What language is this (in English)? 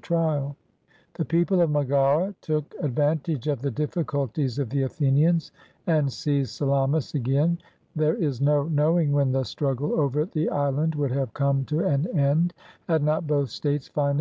English